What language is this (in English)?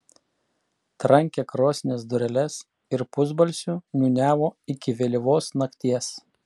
Lithuanian